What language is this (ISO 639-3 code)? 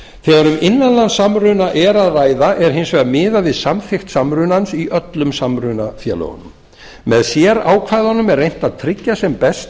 isl